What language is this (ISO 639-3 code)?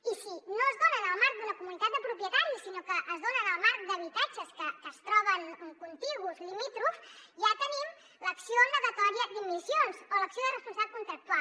cat